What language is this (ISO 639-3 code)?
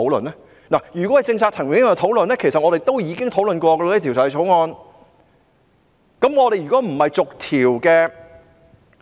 yue